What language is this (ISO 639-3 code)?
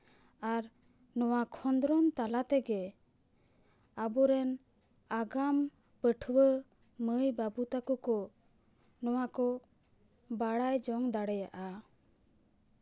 sat